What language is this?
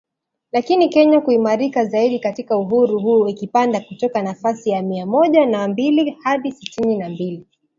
Swahili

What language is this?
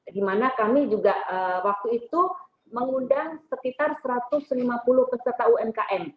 Indonesian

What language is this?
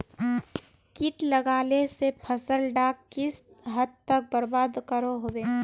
Magahi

